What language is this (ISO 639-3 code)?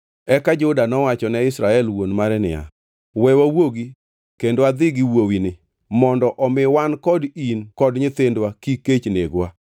luo